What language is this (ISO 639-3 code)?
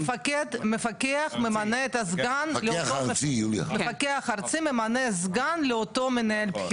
heb